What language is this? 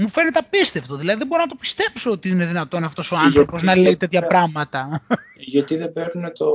Greek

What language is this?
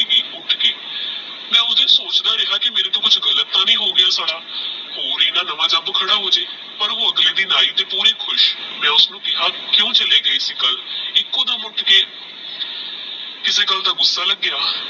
Punjabi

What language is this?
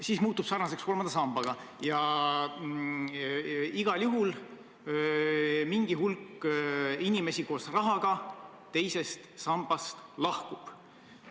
Estonian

